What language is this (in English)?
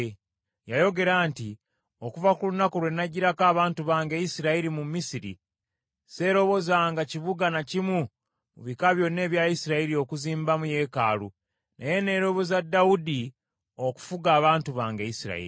Ganda